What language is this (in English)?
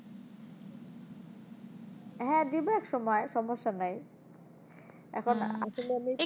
Bangla